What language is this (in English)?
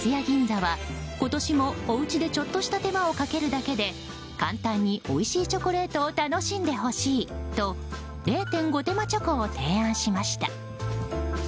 Japanese